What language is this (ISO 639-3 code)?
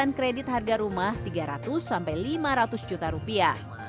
ind